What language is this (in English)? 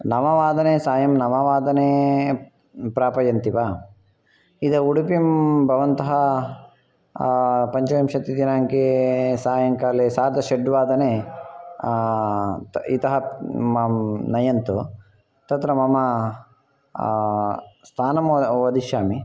Sanskrit